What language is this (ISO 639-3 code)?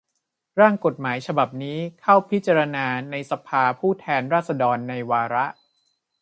tha